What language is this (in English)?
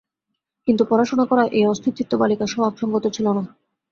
Bangla